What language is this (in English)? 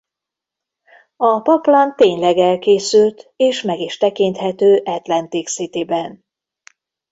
Hungarian